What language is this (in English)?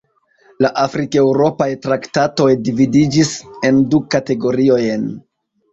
Esperanto